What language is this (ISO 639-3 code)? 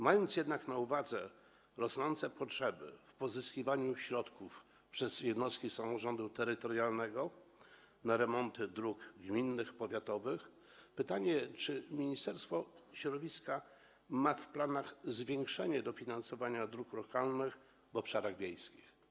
pol